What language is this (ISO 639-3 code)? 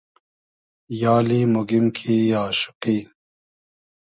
haz